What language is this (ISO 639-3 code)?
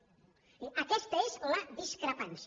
cat